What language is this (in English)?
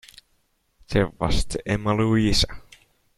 English